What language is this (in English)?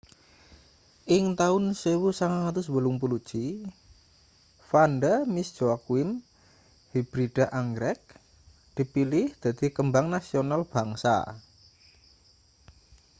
Javanese